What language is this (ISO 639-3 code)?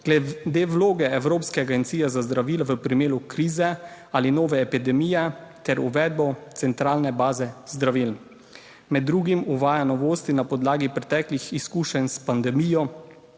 slv